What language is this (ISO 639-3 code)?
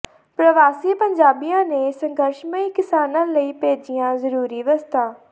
pan